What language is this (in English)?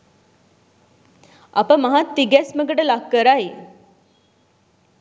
Sinhala